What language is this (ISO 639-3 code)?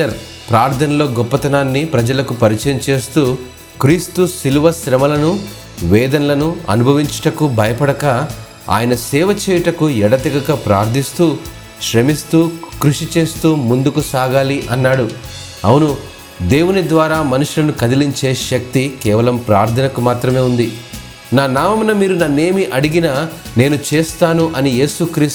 tel